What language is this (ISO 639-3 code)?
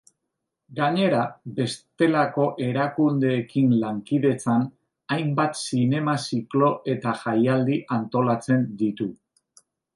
eus